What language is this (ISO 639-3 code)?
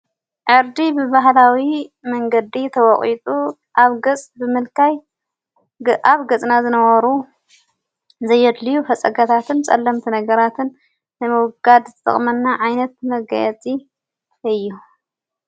tir